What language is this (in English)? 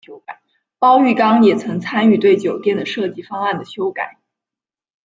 Chinese